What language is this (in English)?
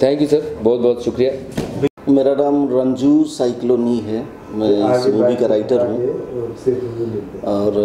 Hindi